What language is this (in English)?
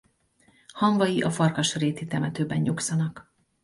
Hungarian